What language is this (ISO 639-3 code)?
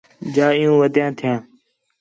xhe